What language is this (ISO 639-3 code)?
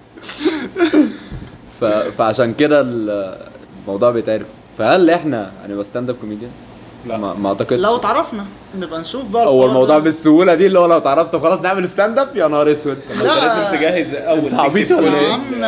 ara